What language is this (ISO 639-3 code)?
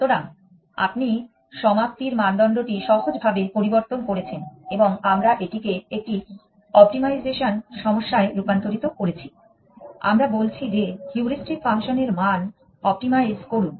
ben